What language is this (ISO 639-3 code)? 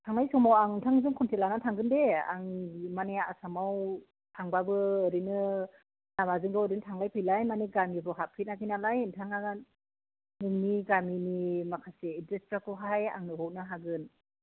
brx